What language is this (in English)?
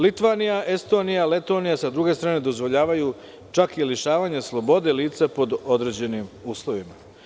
Serbian